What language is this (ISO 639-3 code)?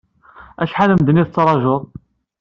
kab